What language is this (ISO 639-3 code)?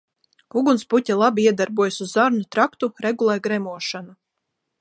lav